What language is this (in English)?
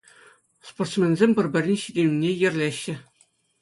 Chuvash